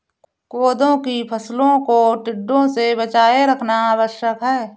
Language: Hindi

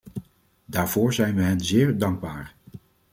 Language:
Dutch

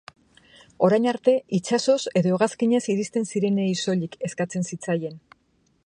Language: Basque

